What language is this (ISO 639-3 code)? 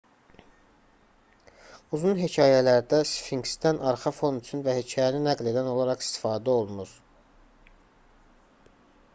aze